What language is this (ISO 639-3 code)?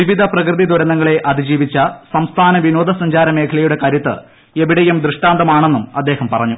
mal